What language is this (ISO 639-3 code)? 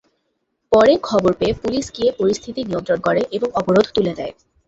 ben